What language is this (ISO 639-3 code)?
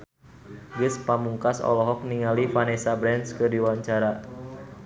sun